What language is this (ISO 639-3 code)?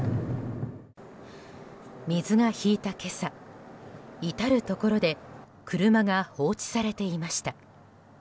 jpn